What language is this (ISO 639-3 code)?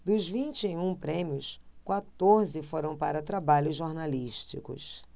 por